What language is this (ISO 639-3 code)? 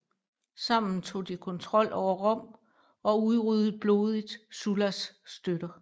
dan